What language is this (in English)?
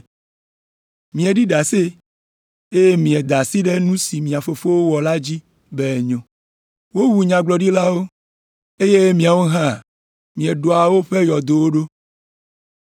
Ewe